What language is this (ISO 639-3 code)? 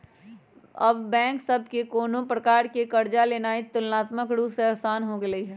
mag